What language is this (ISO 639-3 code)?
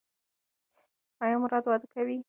pus